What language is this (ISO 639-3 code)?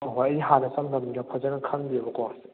mni